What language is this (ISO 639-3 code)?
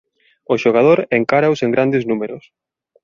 glg